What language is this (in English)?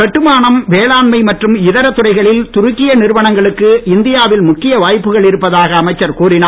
Tamil